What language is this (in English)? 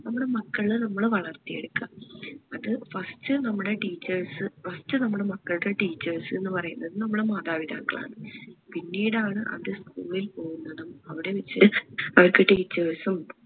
Malayalam